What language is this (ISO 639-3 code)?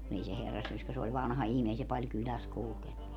fin